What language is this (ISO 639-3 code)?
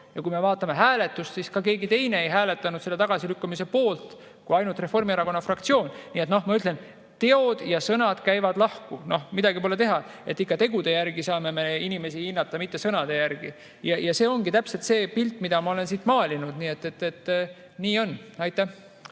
est